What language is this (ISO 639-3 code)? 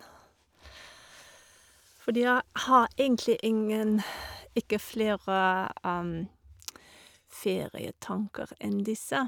nor